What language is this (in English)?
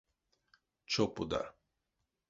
Erzya